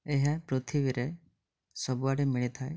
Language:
Odia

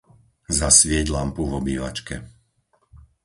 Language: Slovak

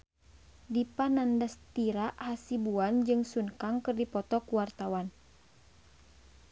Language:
Sundanese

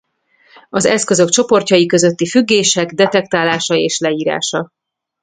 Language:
Hungarian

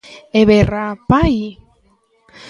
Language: Galician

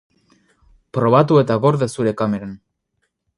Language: Basque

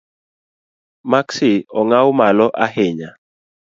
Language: Luo (Kenya and Tanzania)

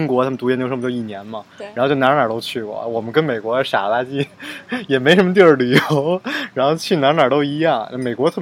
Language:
Chinese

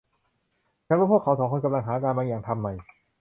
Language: Thai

